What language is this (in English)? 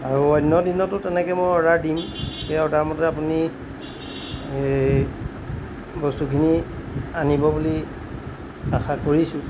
Assamese